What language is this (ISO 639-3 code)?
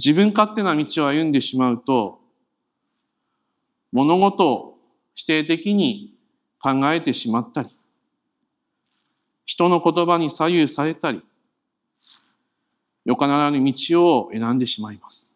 jpn